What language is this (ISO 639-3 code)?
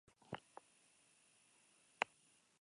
eus